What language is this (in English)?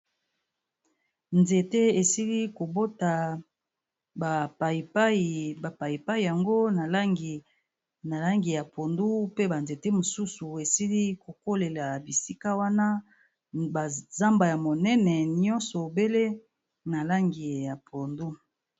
Lingala